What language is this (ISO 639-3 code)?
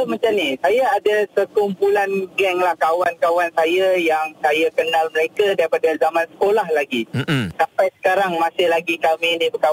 msa